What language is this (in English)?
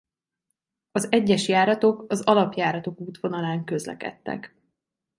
Hungarian